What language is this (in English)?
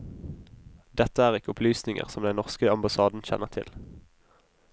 Norwegian